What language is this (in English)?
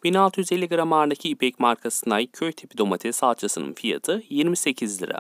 Turkish